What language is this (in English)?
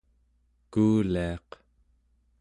Central Yupik